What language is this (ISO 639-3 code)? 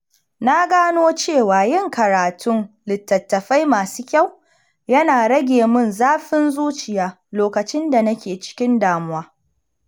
hau